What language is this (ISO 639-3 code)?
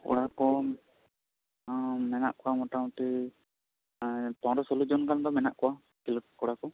sat